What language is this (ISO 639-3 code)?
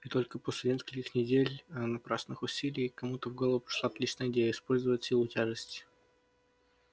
rus